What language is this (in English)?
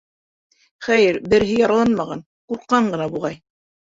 Bashkir